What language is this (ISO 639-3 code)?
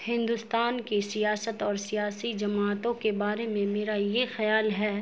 urd